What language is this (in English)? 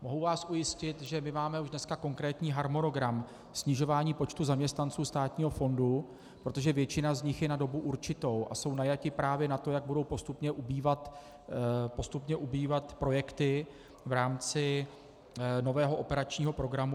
Czech